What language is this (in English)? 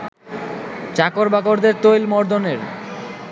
Bangla